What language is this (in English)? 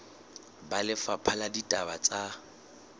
Southern Sotho